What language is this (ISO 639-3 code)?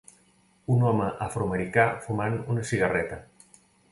cat